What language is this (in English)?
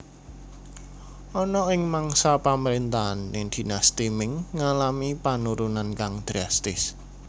Javanese